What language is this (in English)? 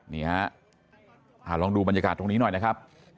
Thai